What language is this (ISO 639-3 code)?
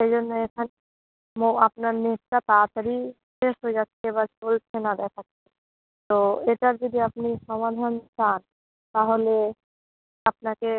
ben